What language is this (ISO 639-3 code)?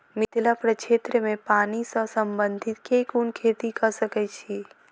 mai